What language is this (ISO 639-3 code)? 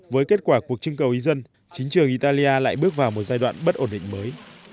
vie